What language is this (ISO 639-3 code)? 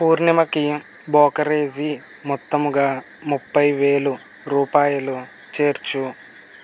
tel